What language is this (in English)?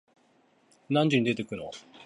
Japanese